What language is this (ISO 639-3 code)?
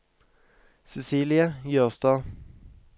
nor